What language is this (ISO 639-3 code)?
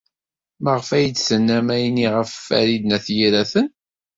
kab